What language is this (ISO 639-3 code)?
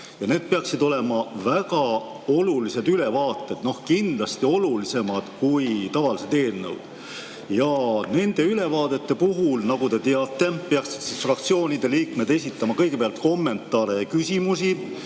est